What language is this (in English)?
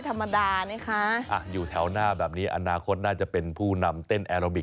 Thai